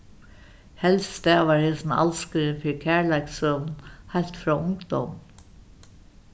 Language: Faroese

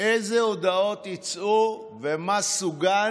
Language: Hebrew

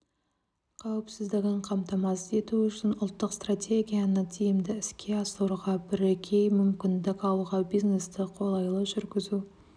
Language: Kazakh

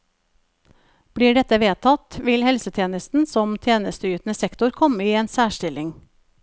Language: Norwegian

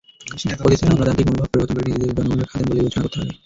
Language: Bangla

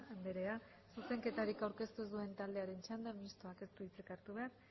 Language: Basque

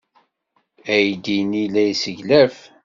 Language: Kabyle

